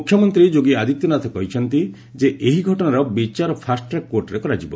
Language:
Odia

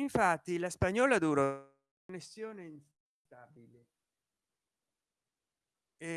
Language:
Italian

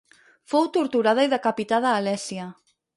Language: Catalan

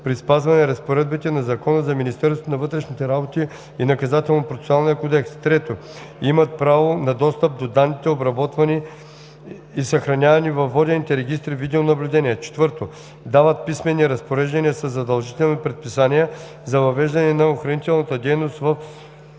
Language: Bulgarian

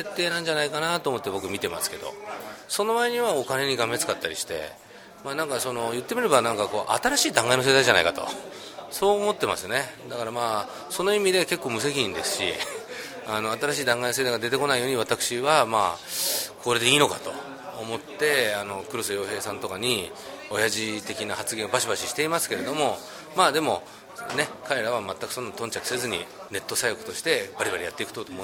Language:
Japanese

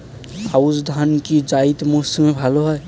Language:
Bangla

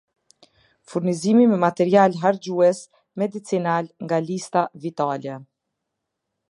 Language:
Albanian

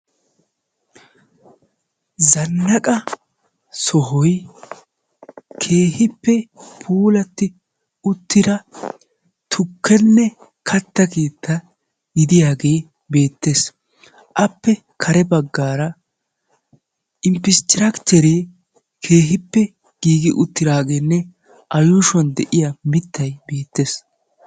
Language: Wolaytta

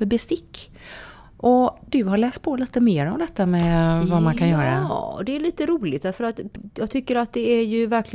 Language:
Swedish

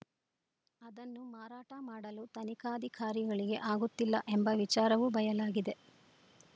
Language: Kannada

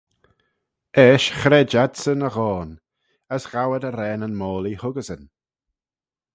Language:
Manx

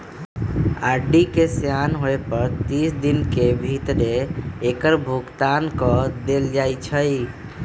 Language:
Magahi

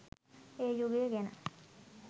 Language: Sinhala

